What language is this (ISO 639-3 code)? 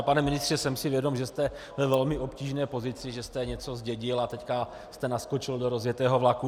ces